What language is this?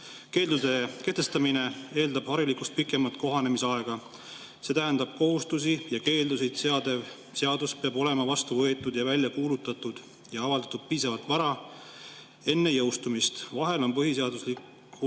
Estonian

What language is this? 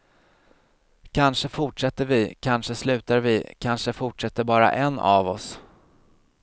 Swedish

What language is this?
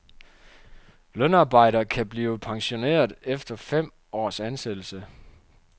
Danish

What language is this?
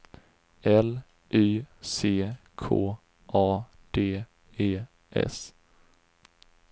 Swedish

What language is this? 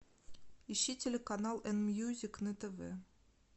Russian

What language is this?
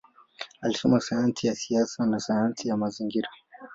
Swahili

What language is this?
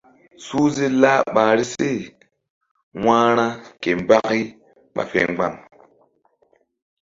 Mbum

